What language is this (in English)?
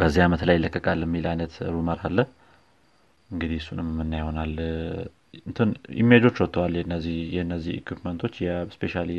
Amharic